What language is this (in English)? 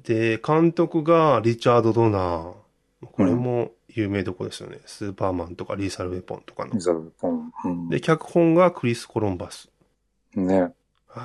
Japanese